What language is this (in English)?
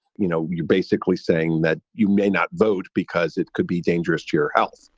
English